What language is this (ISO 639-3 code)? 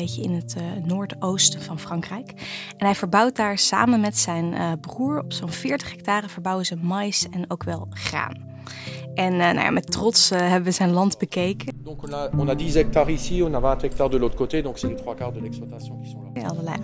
nld